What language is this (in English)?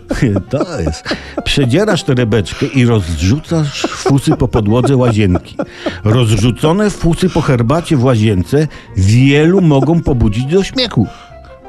Polish